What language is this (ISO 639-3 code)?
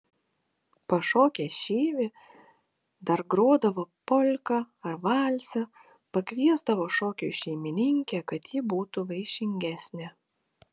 lit